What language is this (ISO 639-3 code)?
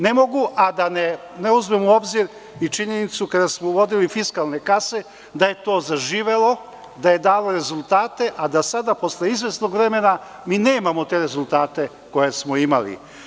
srp